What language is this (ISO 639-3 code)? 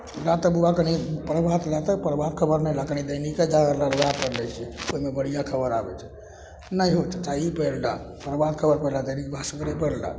mai